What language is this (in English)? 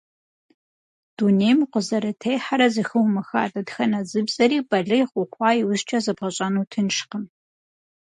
Kabardian